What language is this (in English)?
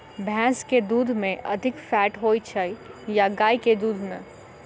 Maithili